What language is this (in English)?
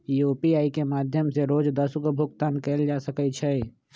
Magahi